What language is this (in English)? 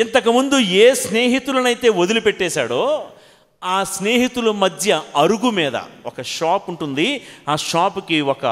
Telugu